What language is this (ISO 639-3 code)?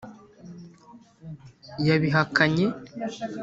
kin